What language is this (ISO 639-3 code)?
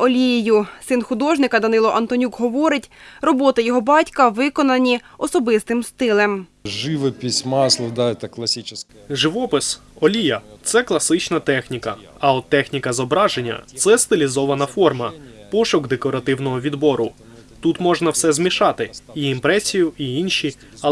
ukr